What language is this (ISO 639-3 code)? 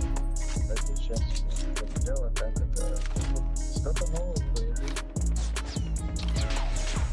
rus